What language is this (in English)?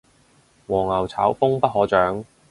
Cantonese